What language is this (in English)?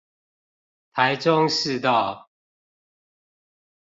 Chinese